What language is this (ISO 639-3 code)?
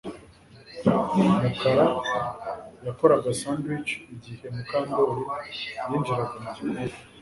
kin